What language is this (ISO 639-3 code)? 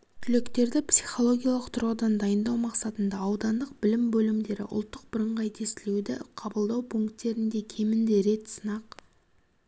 kaz